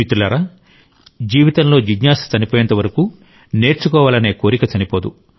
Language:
Telugu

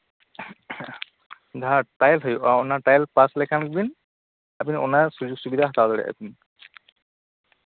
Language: Santali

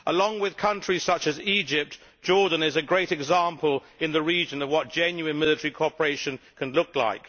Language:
English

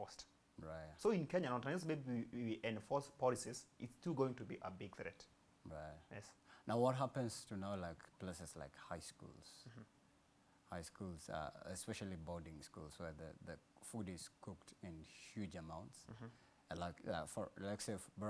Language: English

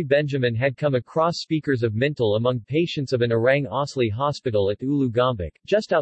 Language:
English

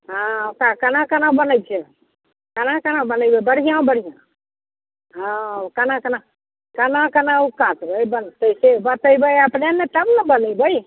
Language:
Maithili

